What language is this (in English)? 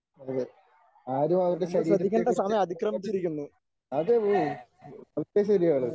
Malayalam